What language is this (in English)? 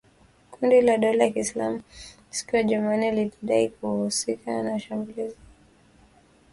Swahili